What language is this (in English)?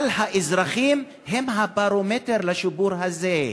Hebrew